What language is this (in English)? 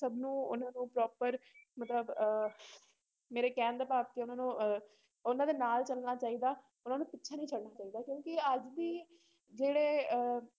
Punjabi